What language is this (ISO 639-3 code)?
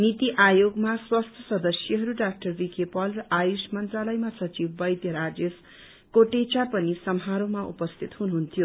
nep